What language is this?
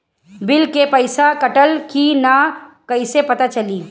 Bhojpuri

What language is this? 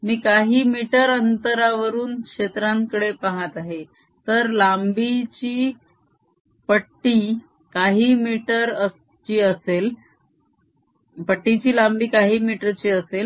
Marathi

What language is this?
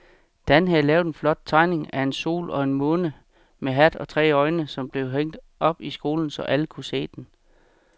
Danish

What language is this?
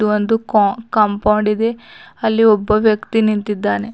Kannada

